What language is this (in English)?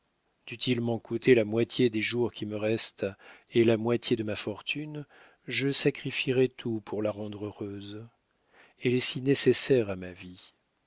French